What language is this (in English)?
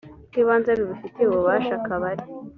Kinyarwanda